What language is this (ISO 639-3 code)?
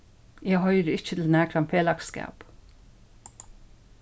fao